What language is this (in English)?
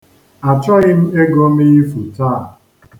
Igbo